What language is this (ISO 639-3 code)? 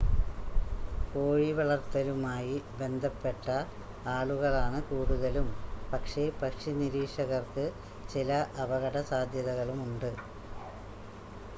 mal